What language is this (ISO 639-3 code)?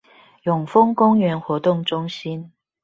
zho